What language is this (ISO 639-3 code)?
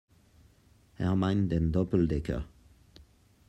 deu